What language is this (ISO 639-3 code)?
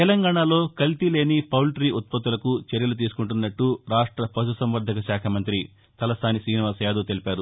tel